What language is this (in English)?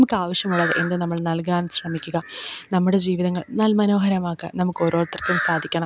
Malayalam